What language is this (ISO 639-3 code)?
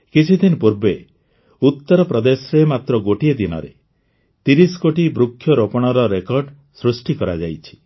ori